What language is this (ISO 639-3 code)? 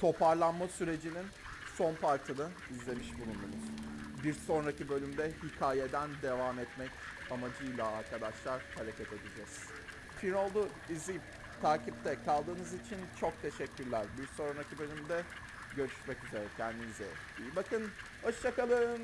tur